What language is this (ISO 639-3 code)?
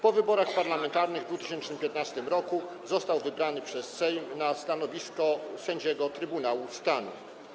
pol